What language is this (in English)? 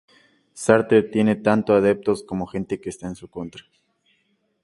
Spanish